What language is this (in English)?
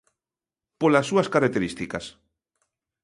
Galician